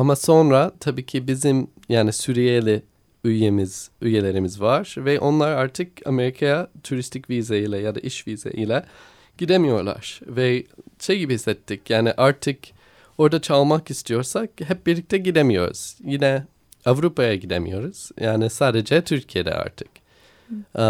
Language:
Turkish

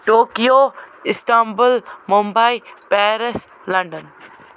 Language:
Kashmiri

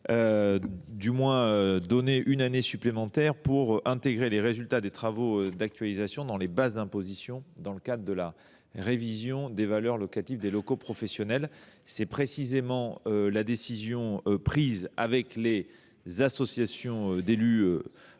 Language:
French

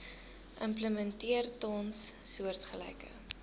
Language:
Afrikaans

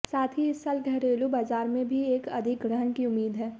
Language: Hindi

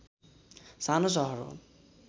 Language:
Nepali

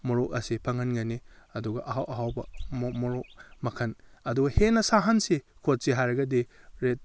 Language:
Manipuri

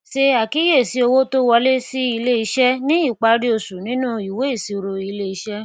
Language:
Yoruba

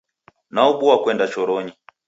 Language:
Taita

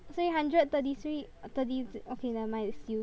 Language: English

